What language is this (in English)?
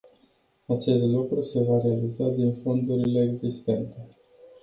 Romanian